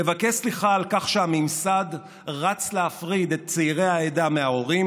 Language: Hebrew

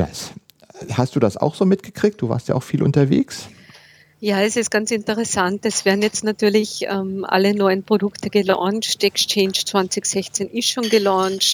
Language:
German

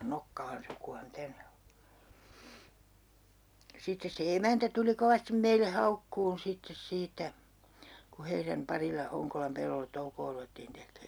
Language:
Finnish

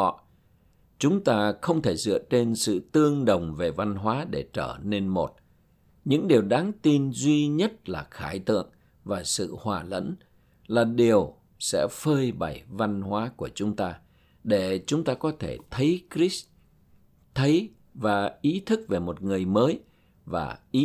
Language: Vietnamese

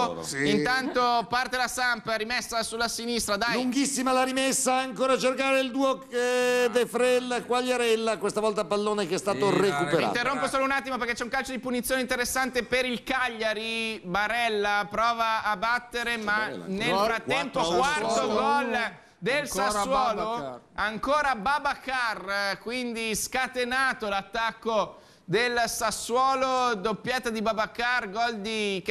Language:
Italian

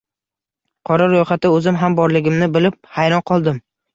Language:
Uzbek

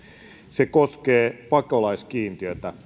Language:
Finnish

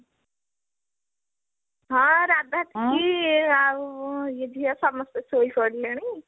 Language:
Odia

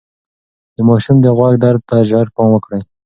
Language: Pashto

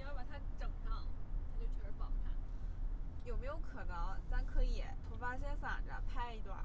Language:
Chinese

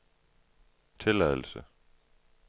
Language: Danish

